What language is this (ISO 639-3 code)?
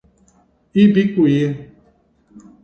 por